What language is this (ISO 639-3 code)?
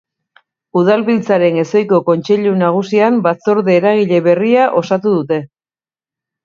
eus